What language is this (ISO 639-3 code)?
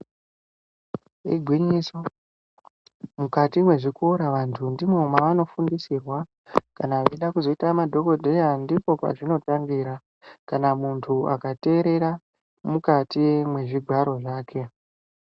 ndc